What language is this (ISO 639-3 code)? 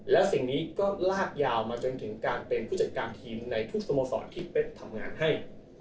tha